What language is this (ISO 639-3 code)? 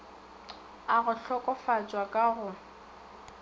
nso